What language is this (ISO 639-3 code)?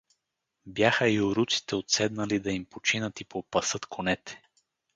bul